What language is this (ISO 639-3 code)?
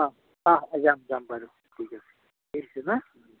asm